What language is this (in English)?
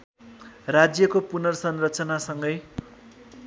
Nepali